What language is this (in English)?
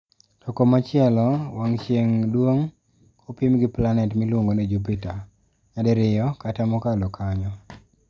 Luo (Kenya and Tanzania)